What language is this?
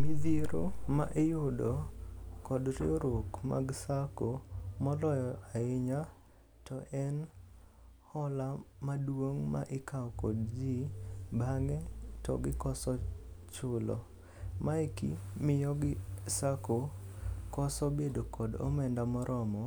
Luo (Kenya and Tanzania)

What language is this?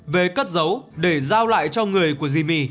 Vietnamese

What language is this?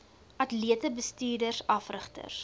Afrikaans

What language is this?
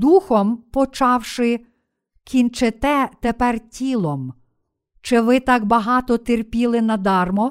Ukrainian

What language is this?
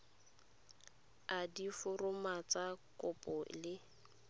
Tswana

